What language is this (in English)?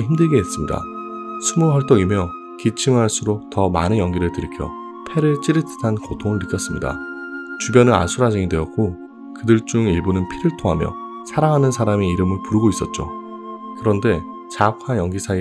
Korean